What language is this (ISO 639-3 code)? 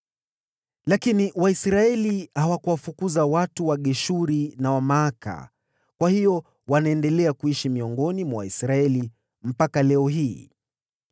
swa